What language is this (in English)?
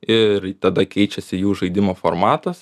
Lithuanian